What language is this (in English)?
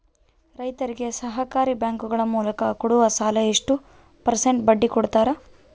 Kannada